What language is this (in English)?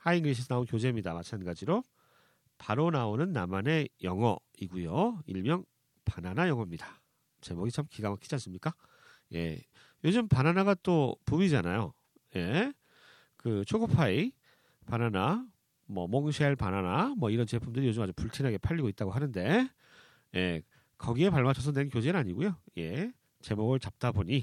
Korean